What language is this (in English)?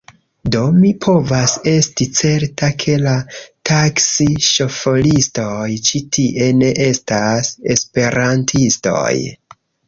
Esperanto